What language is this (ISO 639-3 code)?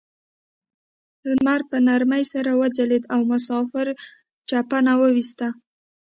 pus